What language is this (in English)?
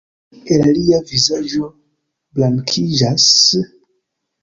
Esperanto